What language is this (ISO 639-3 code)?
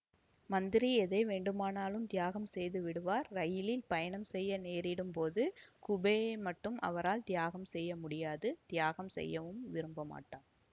tam